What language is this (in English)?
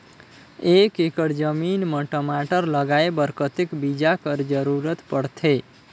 Chhattisgarhi